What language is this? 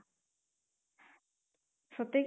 Odia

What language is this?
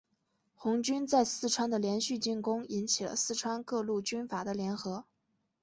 Chinese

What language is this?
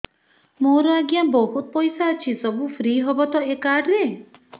Odia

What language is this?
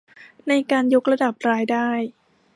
Thai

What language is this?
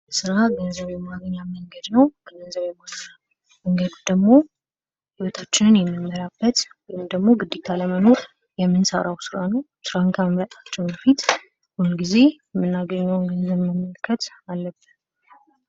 Amharic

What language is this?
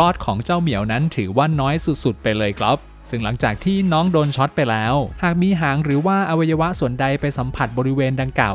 Thai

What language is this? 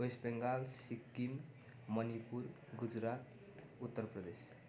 Nepali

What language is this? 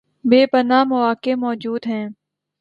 Urdu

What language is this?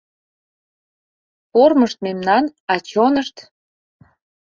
Mari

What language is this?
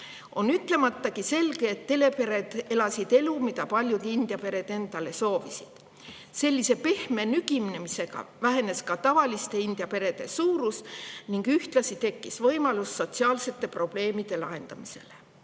Estonian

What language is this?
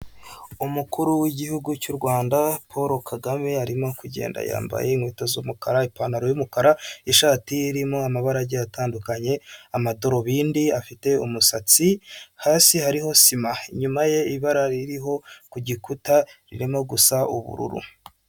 Kinyarwanda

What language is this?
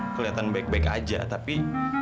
Indonesian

